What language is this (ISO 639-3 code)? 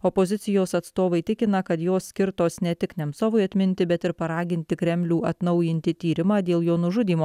lit